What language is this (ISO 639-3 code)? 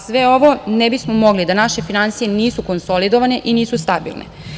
srp